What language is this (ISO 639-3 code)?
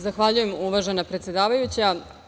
srp